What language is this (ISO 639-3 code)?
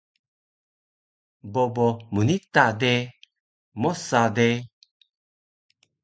trv